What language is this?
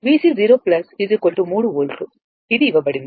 Telugu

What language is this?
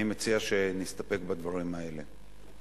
Hebrew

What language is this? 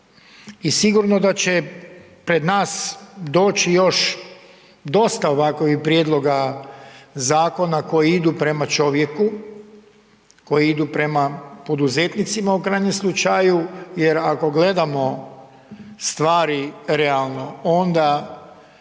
Croatian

